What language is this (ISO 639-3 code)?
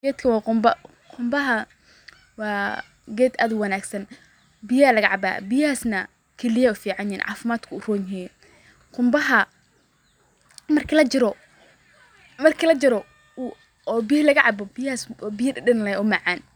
som